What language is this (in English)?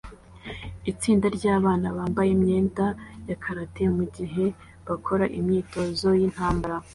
Kinyarwanda